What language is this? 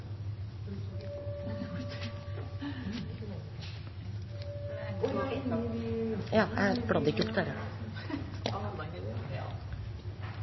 Norwegian Nynorsk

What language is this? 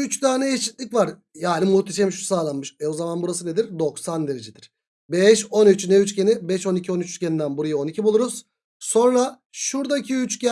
Turkish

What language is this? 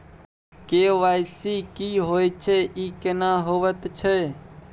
Maithili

